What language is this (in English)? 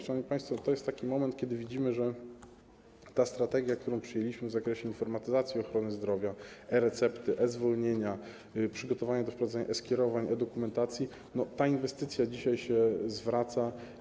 Polish